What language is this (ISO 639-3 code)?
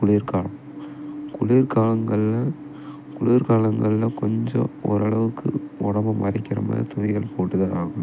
tam